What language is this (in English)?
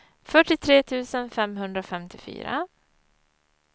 Swedish